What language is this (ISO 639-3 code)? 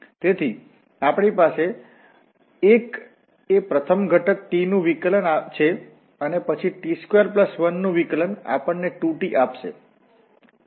guj